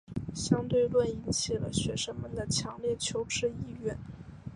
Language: Chinese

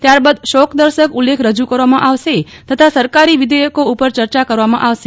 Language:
Gujarati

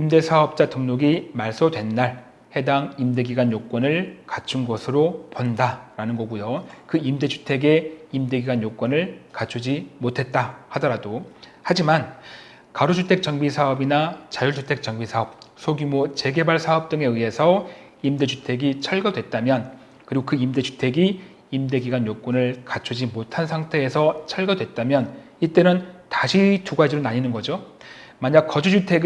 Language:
Korean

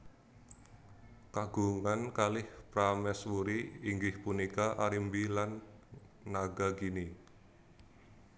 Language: Javanese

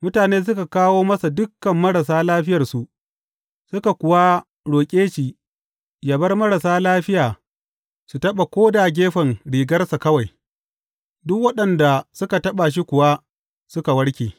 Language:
Hausa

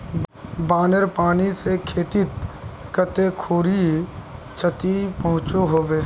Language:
Magahi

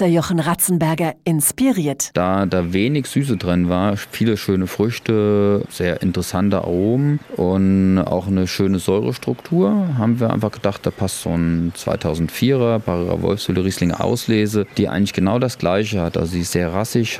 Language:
German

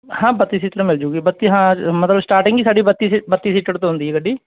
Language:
Punjabi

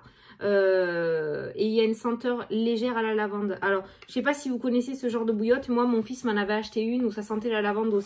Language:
French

